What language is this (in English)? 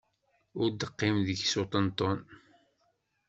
Kabyle